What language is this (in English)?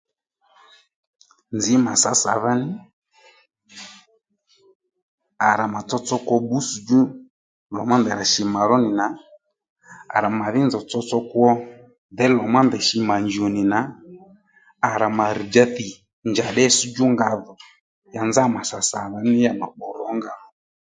Lendu